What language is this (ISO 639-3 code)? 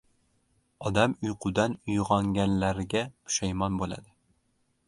uzb